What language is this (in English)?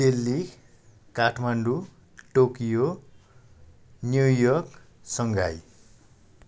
Nepali